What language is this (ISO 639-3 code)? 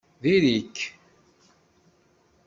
kab